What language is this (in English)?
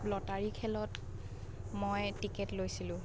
Assamese